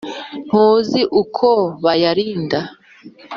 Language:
Kinyarwanda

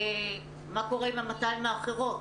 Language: Hebrew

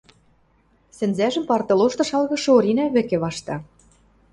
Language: Western Mari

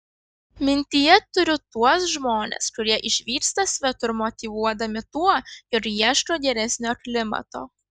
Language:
Lithuanian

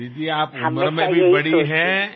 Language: Telugu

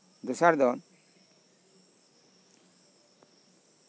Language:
Santali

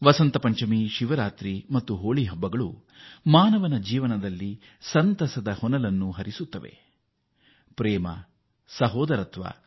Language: Kannada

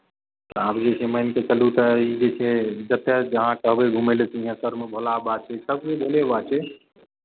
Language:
Maithili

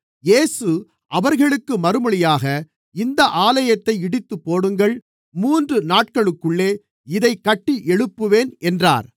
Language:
Tamil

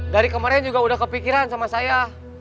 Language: Indonesian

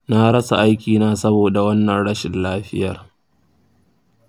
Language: Hausa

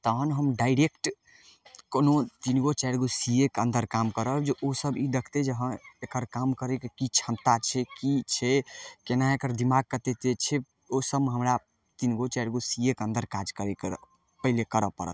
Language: Maithili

